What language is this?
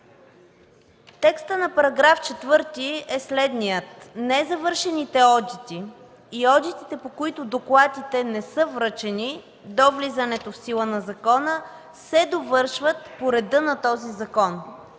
Bulgarian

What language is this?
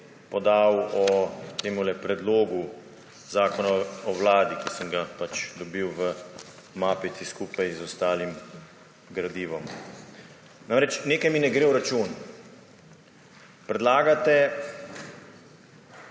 Slovenian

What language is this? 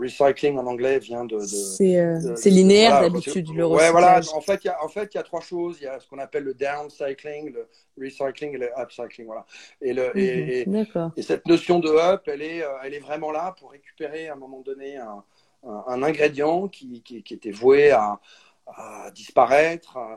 French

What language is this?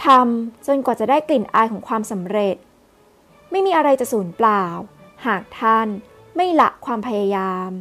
Thai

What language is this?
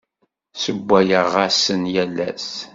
Kabyle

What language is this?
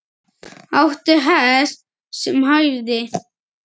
Icelandic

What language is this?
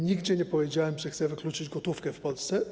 Polish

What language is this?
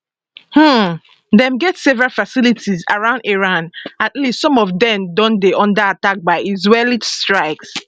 Nigerian Pidgin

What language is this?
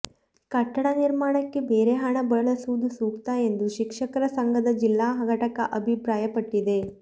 Kannada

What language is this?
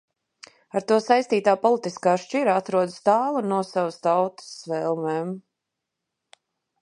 Latvian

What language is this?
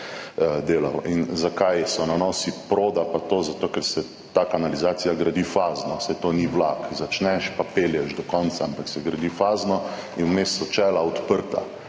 Slovenian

